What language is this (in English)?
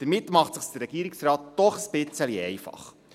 Swiss German